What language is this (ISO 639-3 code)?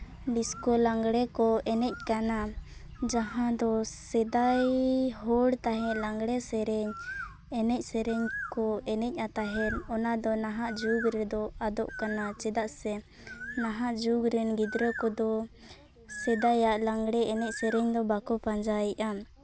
sat